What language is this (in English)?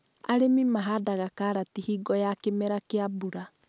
Kikuyu